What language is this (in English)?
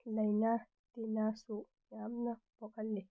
Manipuri